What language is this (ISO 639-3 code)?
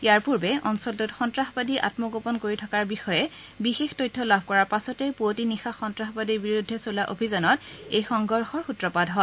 asm